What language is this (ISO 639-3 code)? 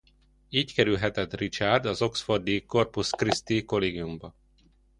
hun